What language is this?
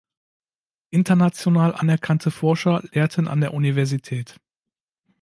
German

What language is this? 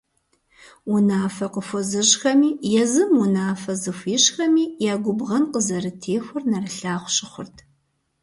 Kabardian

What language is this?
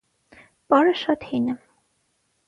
Armenian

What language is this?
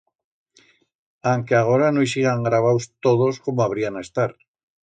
Aragonese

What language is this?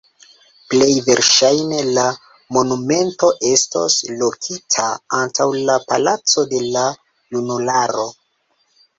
Esperanto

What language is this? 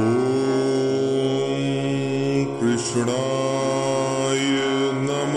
Marathi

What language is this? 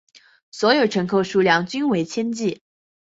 Chinese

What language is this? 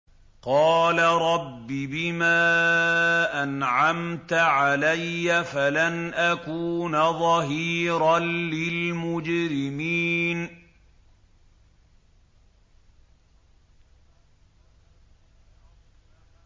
Arabic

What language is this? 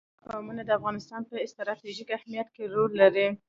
Pashto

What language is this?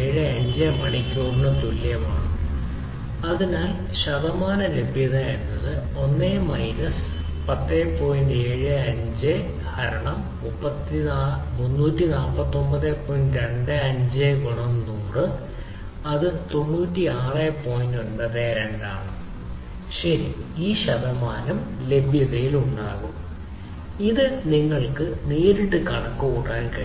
Malayalam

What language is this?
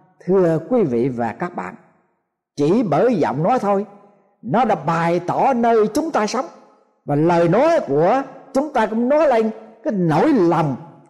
Vietnamese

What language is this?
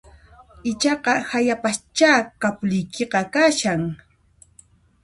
Puno Quechua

